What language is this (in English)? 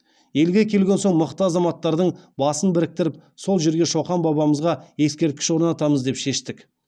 Kazakh